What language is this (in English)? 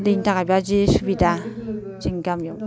Bodo